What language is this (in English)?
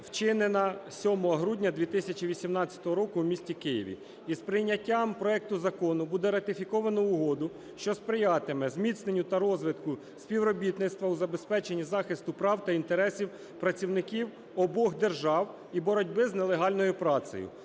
Ukrainian